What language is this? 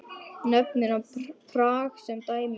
Icelandic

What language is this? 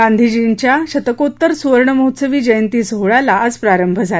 Marathi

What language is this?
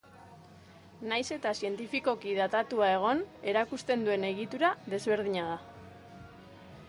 Basque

